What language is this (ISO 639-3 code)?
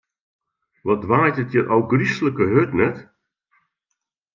fry